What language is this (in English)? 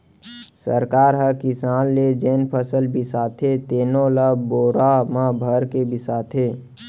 Chhattisgarhi